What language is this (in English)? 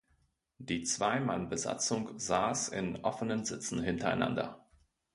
German